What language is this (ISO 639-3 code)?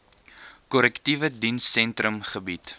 afr